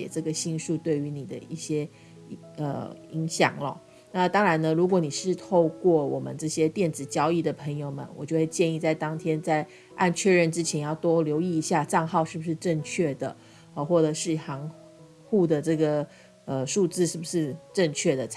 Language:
Chinese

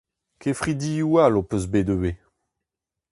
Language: Breton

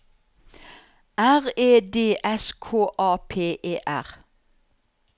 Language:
Norwegian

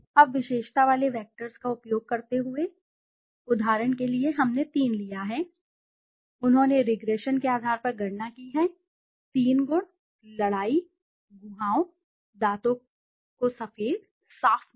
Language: Hindi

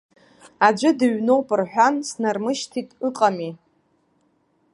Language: Abkhazian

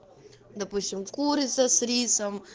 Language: Russian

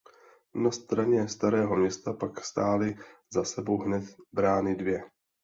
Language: Czech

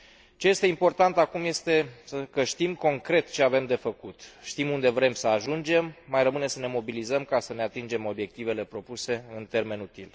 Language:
Romanian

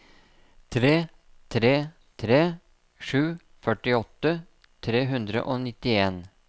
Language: Norwegian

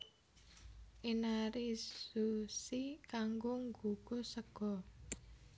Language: Javanese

